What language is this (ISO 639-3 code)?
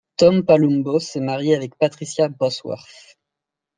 fra